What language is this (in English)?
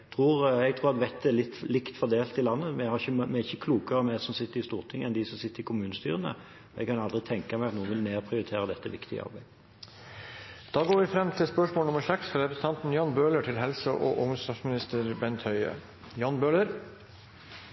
Norwegian